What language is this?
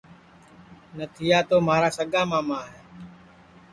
Sansi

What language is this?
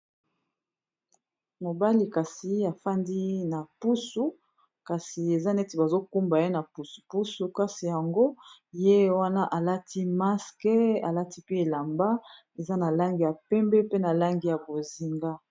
Lingala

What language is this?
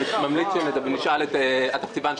Hebrew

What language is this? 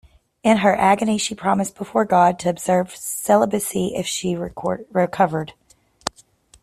English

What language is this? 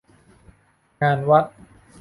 Thai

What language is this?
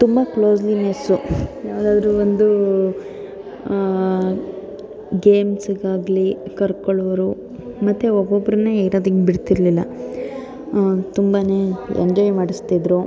Kannada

